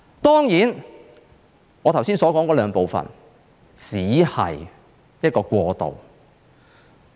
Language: Cantonese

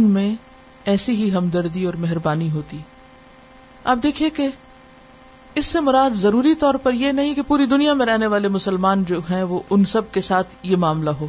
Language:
Urdu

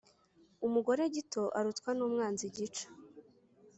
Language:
Kinyarwanda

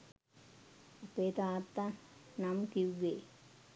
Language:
Sinhala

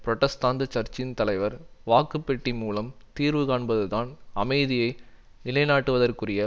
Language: Tamil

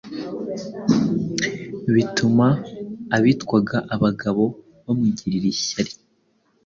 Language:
Kinyarwanda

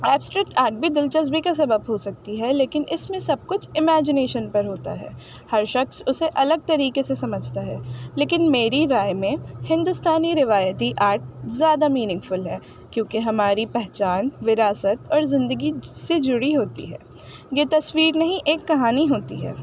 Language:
Urdu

